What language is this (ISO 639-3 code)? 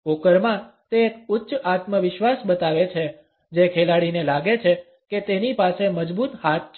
guj